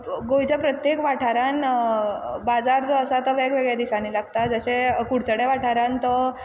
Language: Konkani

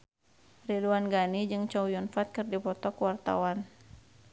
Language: Sundanese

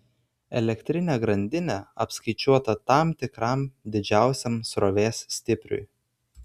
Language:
Lithuanian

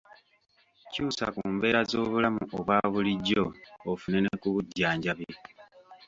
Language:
Ganda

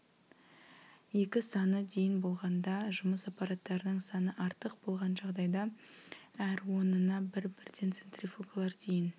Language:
Kazakh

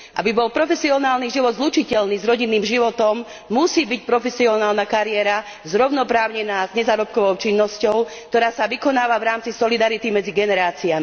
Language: Slovak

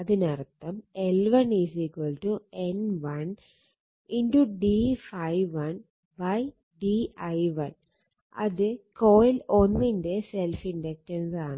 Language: Malayalam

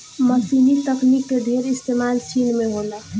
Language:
Bhojpuri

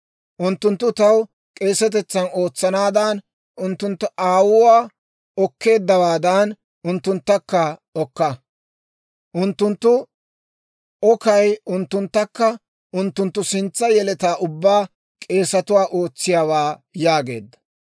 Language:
Dawro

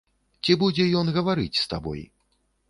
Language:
Belarusian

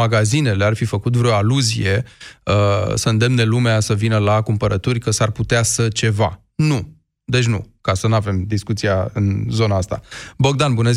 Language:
Romanian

